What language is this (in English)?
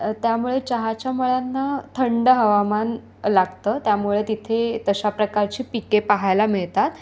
Marathi